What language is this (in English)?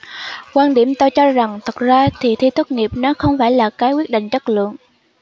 Vietnamese